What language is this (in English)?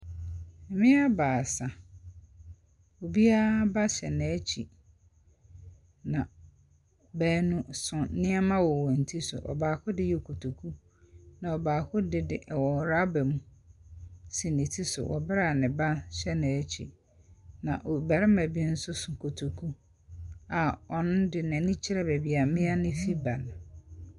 Akan